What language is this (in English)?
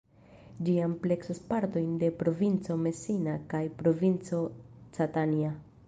Esperanto